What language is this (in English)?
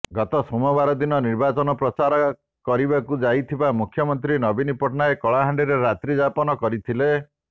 Odia